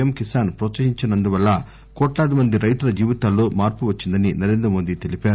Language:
Telugu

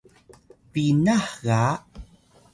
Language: Atayal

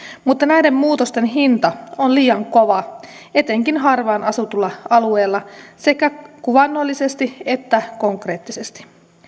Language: Finnish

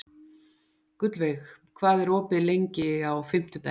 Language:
Icelandic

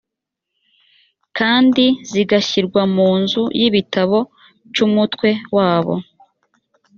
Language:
Kinyarwanda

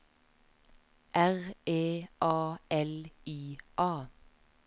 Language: Norwegian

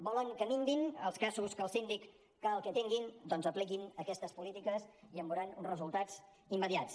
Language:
Catalan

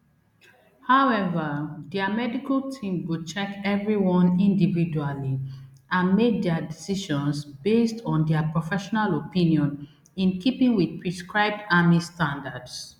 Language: Nigerian Pidgin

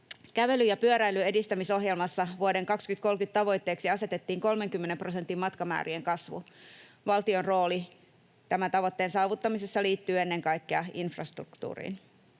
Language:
Finnish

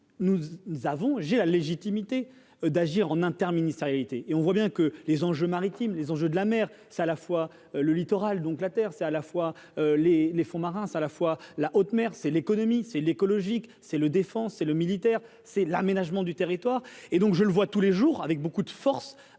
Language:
French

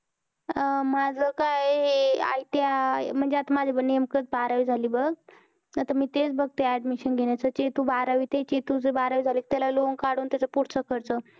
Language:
Marathi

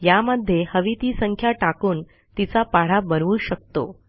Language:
Marathi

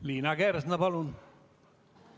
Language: Estonian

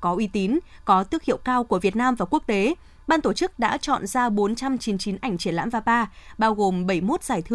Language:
Vietnamese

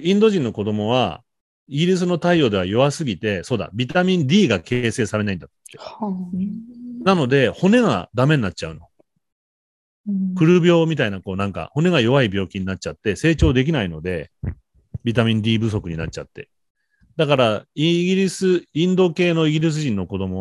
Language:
Japanese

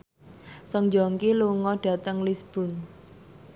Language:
Javanese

